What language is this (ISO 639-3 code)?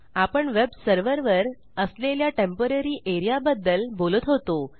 mar